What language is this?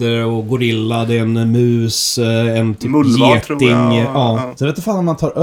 Swedish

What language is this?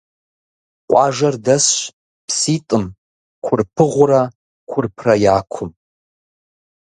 Kabardian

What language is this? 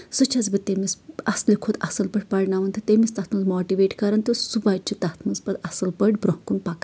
Kashmiri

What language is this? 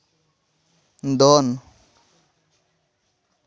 Santali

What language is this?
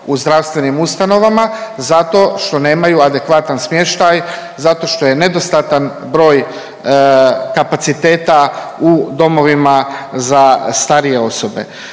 Croatian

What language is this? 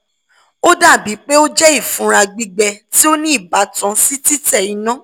Yoruba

